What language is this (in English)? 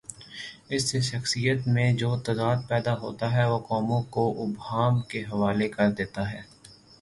Urdu